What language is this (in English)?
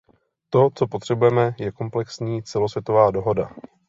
Czech